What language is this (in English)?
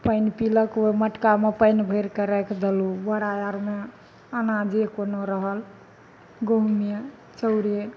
Maithili